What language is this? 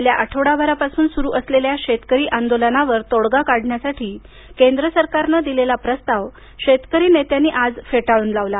Marathi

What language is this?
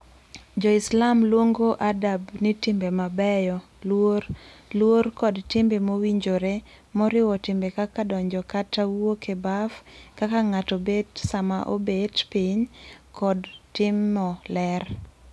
Luo (Kenya and Tanzania)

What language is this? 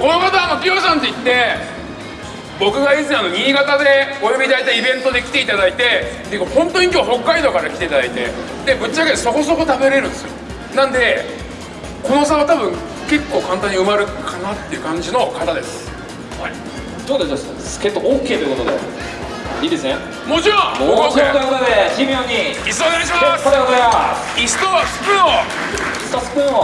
Japanese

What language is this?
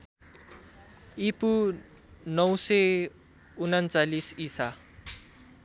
Nepali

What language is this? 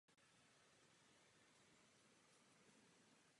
Czech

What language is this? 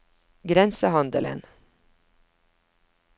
Norwegian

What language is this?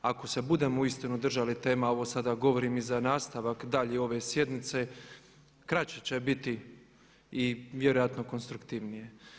Croatian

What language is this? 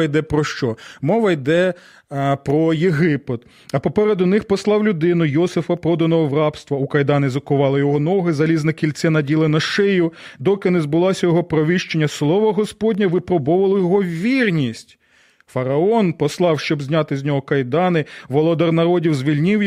Ukrainian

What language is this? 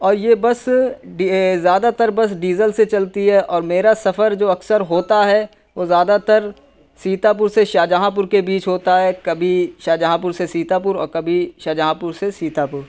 Urdu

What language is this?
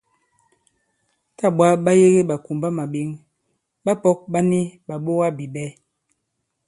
Bankon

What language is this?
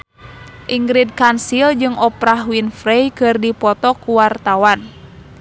Sundanese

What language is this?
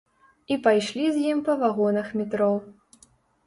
Belarusian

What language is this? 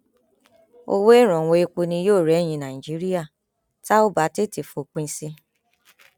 Yoruba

